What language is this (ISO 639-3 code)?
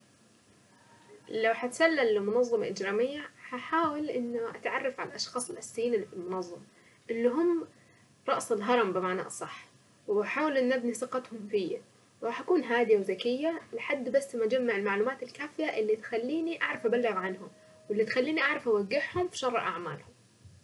aec